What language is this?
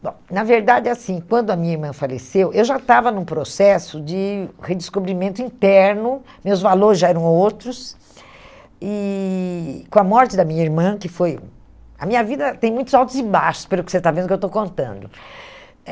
Portuguese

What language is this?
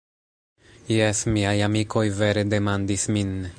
Esperanto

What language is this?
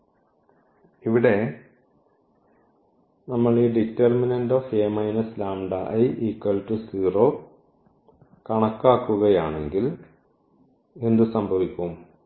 Malayalam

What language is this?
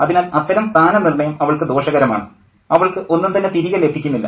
Malayalam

